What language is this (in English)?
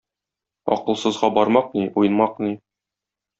Tatar